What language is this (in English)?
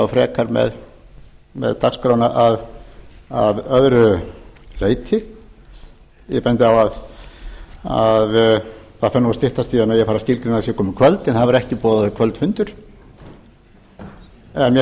Icelandic